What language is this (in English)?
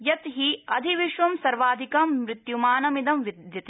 Sanskrit